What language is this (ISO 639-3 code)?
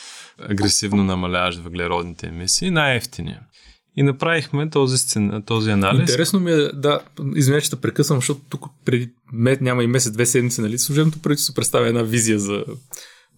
bul